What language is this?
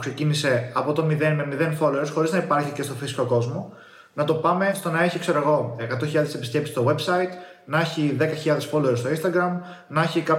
Greek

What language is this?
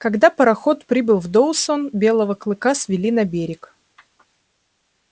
Russian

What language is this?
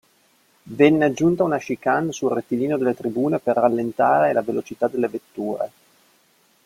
Italian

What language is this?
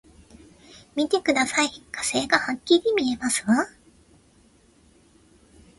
Japanese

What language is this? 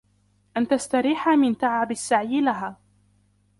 Arabic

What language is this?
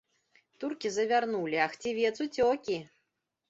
Belarusian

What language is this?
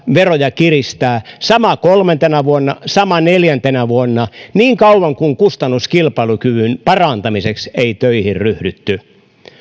Finnish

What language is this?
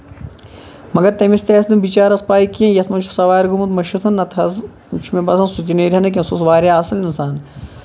Kashmiri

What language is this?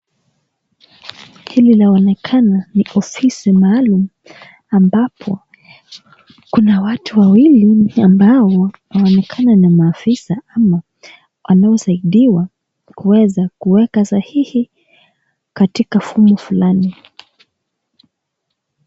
Swahili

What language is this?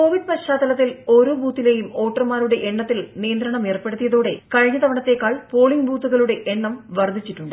Malayalam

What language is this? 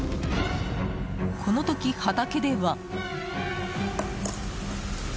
Japanese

